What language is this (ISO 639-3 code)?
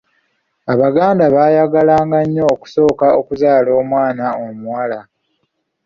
lug